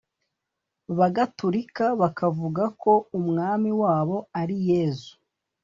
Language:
Kinyarwanda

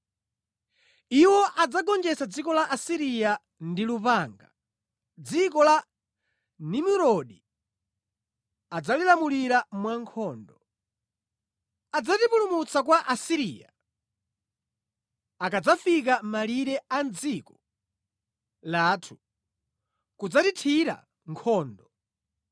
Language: Nyanja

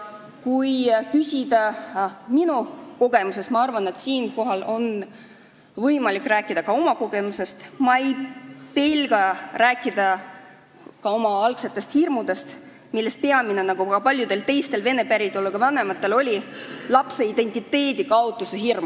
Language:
Estonian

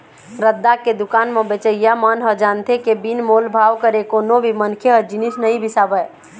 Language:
Chhattisgarhi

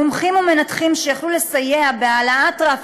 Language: Hebrew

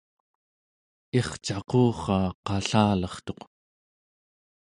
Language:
Central Yupik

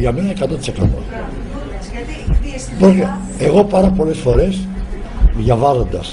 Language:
Greek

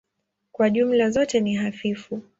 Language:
Swahili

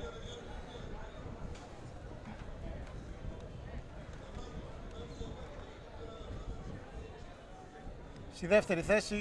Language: Greek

